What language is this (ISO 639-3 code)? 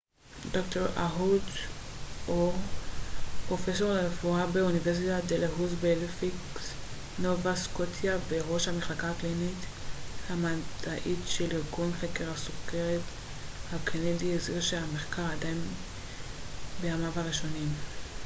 heb